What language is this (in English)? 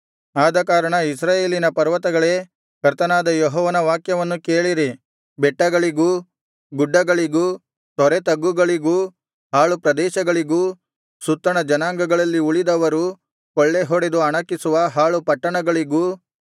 Kannada